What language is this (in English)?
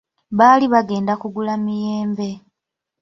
Ganda